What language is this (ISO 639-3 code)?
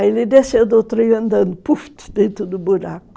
por